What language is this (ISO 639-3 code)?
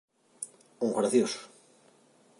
glg